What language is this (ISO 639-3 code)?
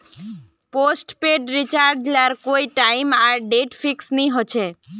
mag